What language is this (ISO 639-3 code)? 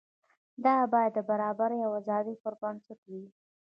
pus